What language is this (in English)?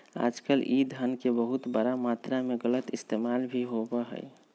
Magahi